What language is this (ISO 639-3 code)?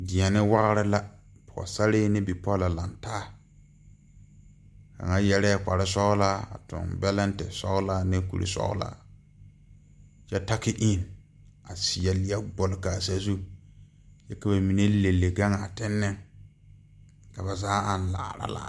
dga